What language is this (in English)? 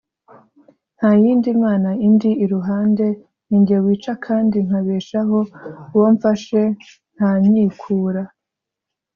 Kinyarwanda